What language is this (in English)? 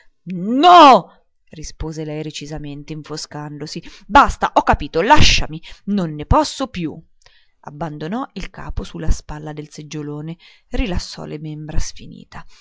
Italian